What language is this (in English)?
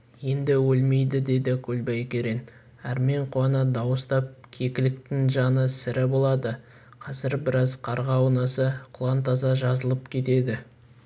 Kazakh